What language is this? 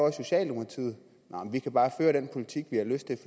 Danish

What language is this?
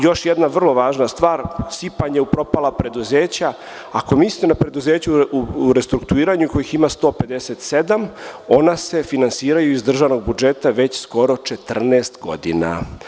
Serbian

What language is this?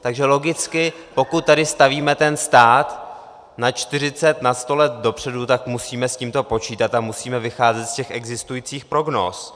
Czech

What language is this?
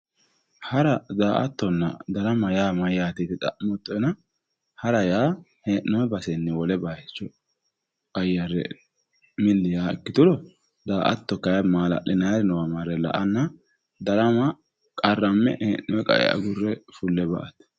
Sidamo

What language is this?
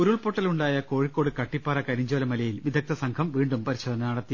Malayalam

